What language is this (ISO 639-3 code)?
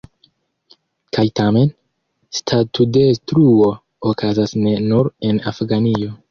epo